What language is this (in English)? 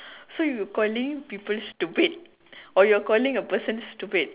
English